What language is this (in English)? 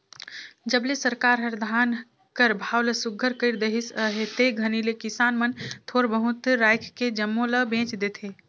Chhattisgarhi